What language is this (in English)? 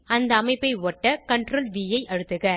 Tamil